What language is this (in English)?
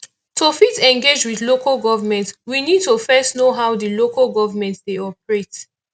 Nigerian Pidgin